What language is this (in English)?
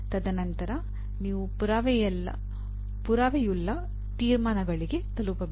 Kannada